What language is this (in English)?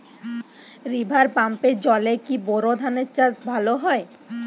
Bangla